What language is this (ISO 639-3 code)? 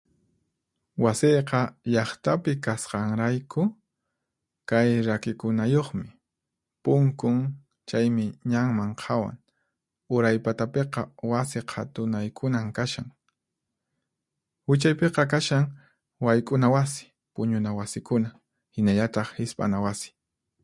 qxp